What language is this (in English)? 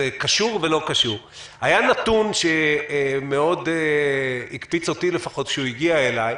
Hebrew